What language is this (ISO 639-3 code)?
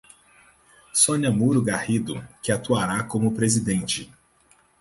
por